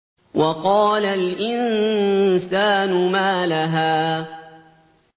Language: Arabic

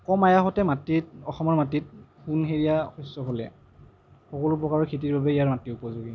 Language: Assamese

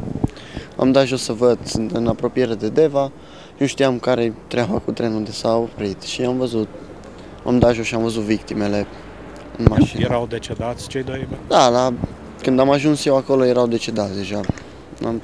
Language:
Romanian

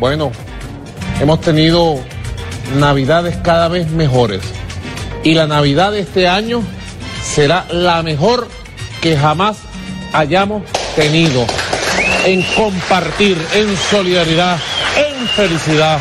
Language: Spanish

